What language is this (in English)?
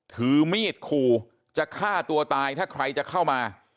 Thai